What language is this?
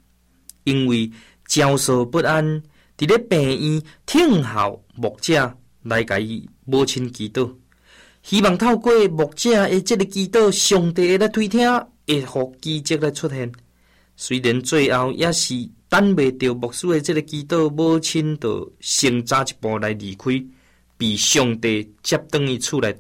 Chinese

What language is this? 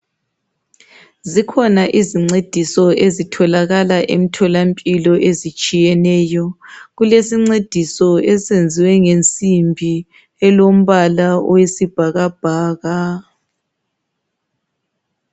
North Ndebele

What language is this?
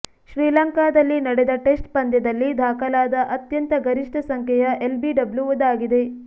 Kannada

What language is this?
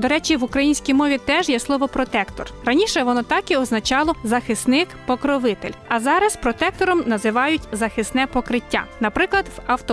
Ukrainian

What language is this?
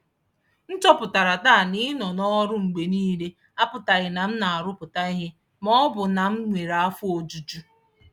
Igbo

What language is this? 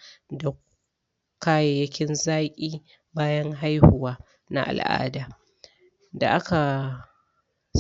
Hausa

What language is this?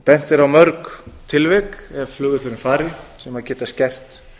Icelandic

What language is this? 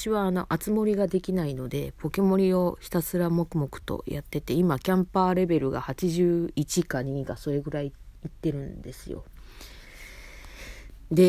Japanese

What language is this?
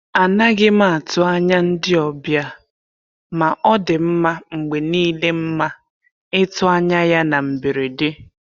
Igbo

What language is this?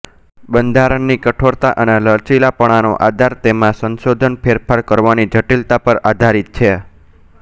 Gujarati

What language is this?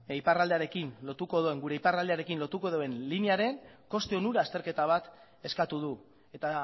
Basque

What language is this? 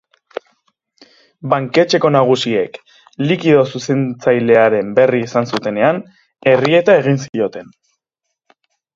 Basque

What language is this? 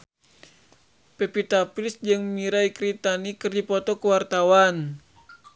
Sundanese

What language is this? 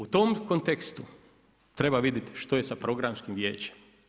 Croatian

